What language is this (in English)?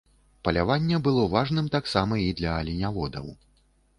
Belarusian